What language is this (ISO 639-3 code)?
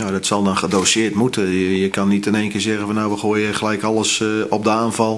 nld